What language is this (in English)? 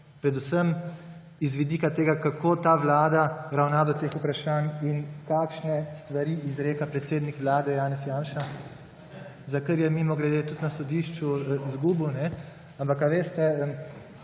Slovenian